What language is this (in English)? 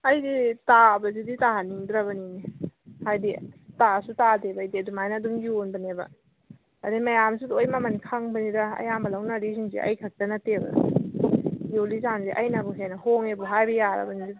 Manipuri